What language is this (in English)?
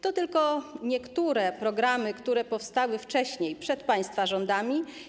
Polish